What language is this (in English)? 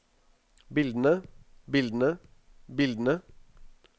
Norwegian